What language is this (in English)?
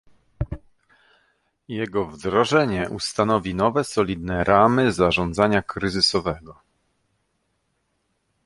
Polish